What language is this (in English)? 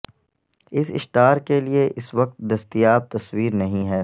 Urdu